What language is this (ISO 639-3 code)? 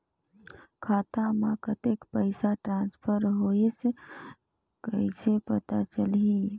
hne